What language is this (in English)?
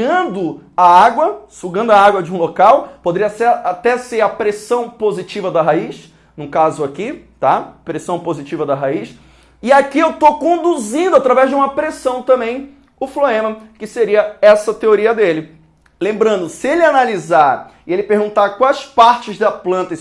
Portuguese